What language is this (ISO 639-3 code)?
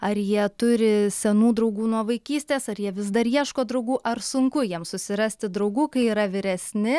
lit